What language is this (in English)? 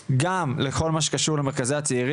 Hebrew